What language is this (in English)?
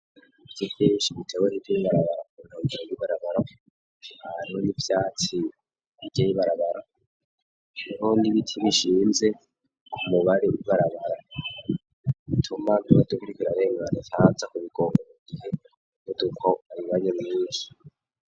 Rundi